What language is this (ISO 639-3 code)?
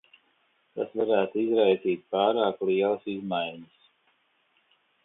lav